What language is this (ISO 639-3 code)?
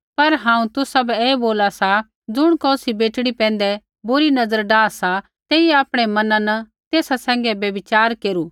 kfx